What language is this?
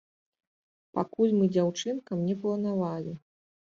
Belarusian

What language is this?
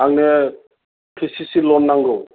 Bodo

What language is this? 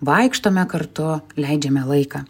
Lithuanian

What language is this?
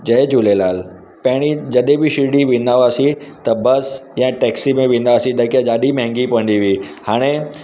Sindhi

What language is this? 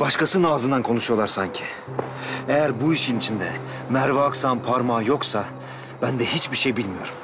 Turkish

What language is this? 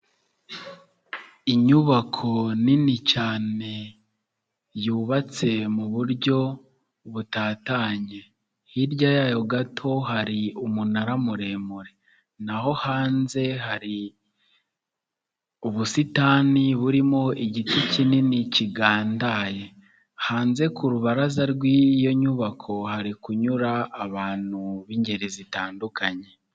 Kinyarwanda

